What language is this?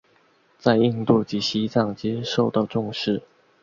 Chinese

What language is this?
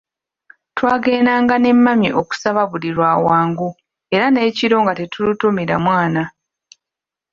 Ganda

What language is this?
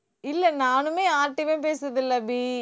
Tamil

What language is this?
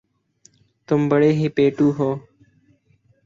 Urdu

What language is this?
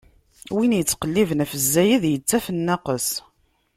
Kabyle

